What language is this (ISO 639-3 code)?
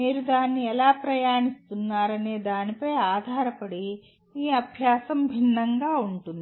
tel